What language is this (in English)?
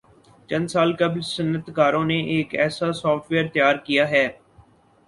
Urdu